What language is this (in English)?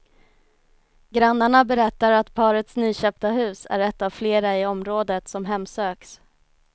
Swedish